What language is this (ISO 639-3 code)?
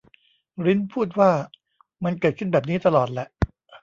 tha